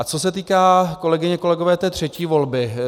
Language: Czech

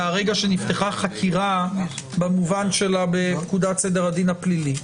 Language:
Hebrew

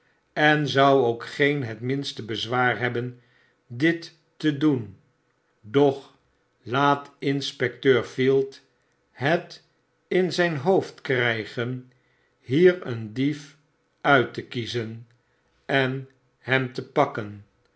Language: Dutch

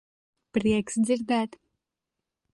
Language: Latvian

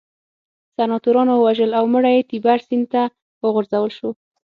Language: Pashto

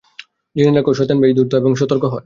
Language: Bangla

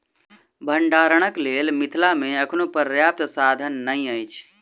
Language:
Maithili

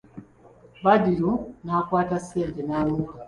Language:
Ganda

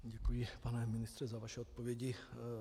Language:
Czech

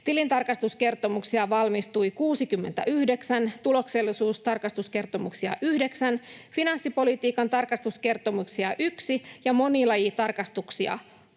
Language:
Finnish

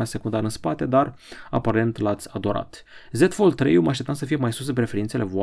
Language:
Romanian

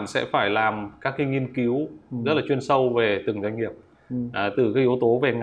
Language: Vietnamese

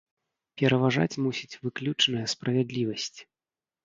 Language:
Belarusian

